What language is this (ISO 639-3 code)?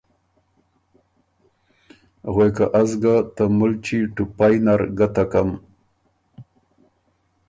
oru